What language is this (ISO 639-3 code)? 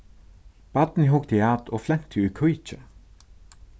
fao